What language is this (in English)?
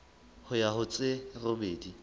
Southern Sotho